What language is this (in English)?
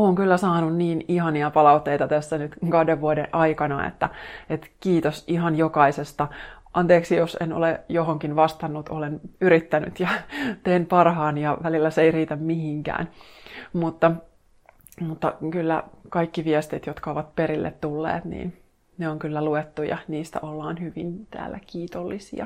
Finnish